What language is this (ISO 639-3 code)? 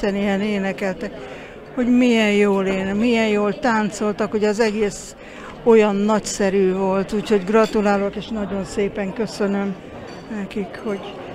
hun